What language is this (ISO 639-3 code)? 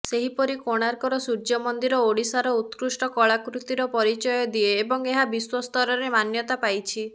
ori